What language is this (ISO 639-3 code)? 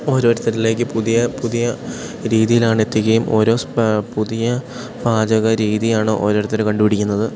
mal